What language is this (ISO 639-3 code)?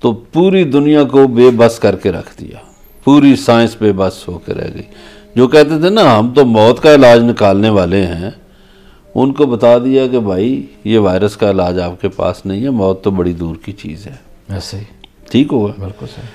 hin